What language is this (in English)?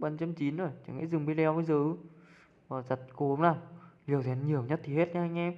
Vietnamese